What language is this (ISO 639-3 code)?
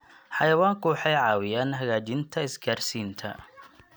som